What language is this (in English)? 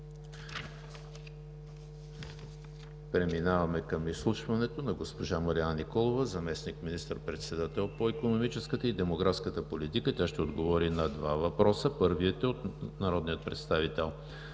Bulgarian